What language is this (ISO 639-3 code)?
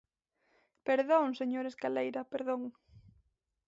glg